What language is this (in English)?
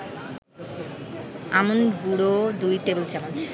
Bangla